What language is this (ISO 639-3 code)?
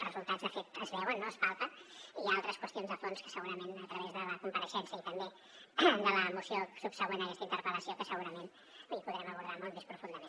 cat